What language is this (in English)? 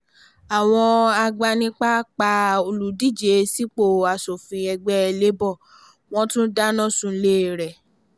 Yoruba